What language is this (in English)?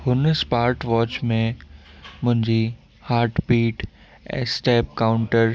Sindhi